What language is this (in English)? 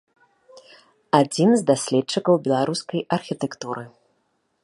Belarusian